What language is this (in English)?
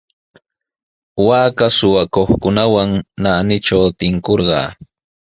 Sihuas Ancash Quechua